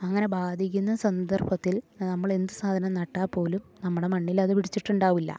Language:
Malayalam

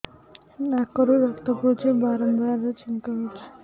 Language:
Odia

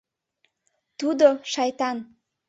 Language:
Mari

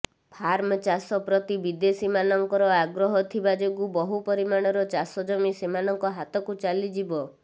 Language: Odia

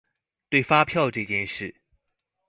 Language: Chinese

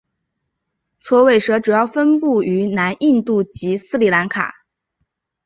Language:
Chinese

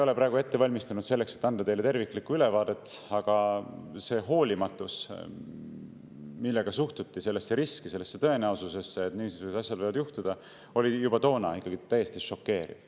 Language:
Estonian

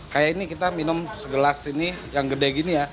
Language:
Indonesian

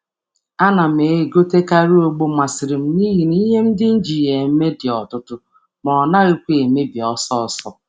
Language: Igbo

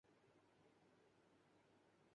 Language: Urdu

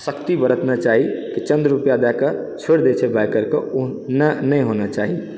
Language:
Maithili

